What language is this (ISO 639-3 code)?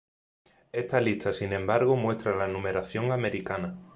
spa